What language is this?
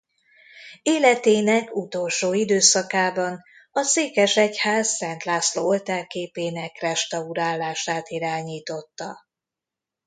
Hungarian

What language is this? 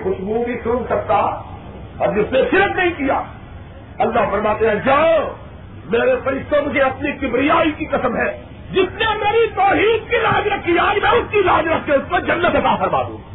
Urdu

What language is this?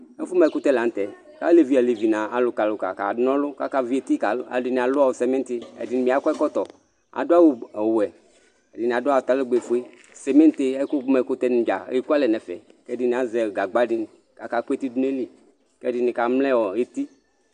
Ikposo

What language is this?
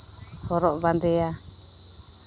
Santali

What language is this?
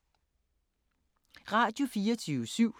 Danish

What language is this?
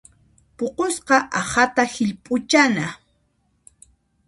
Puno Quechua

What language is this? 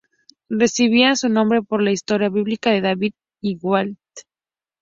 Spanish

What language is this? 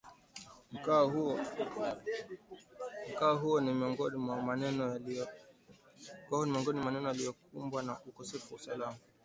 Swahili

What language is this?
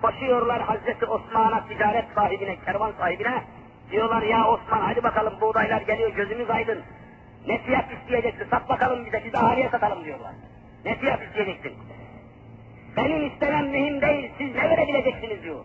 Turkish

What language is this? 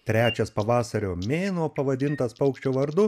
Lithuanian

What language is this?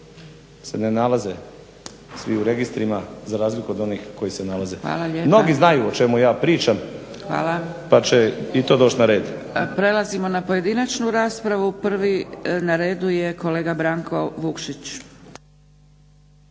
Croatian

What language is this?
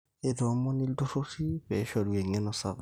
Masai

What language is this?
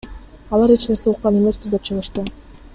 Kyrgyz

